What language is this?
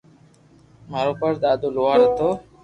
Loarki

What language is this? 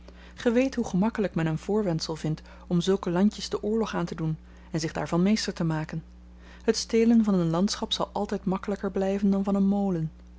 Dutch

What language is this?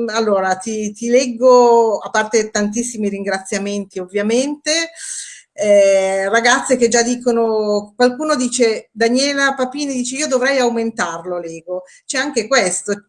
Italian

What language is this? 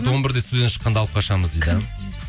Kazakh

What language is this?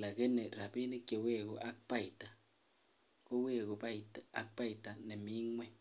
Kalenjin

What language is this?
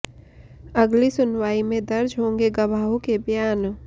Hindi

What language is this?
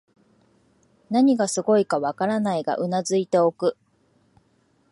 Japanese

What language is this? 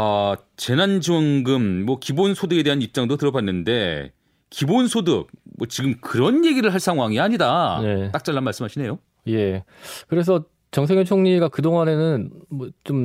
Korean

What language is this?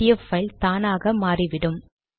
Tamil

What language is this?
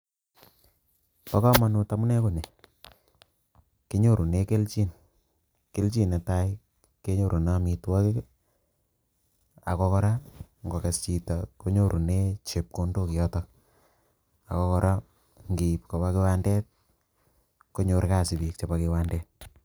Kalenjin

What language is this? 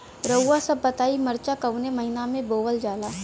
Bhojpuri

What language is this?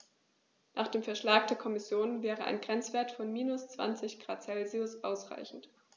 German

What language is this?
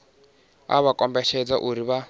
Venda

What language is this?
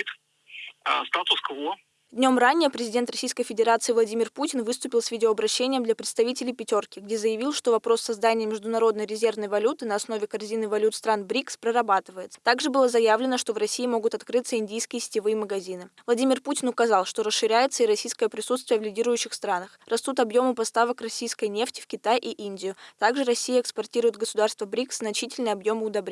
Russian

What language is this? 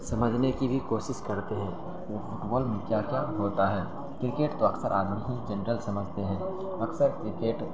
Urdu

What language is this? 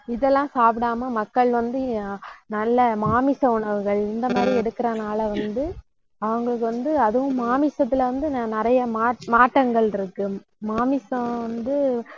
Tamil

